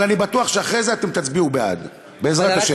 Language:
Hebrew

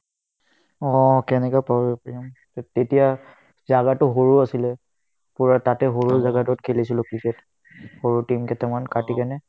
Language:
Assamese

